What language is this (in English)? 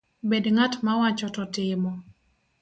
Luo (Kenya and Tanzania)